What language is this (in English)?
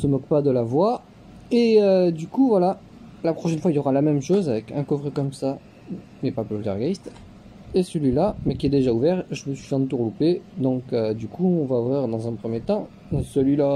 French